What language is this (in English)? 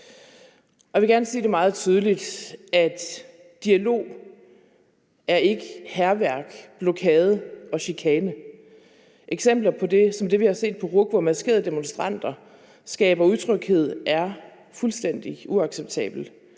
Danish